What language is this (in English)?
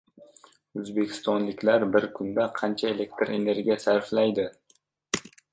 Uzbek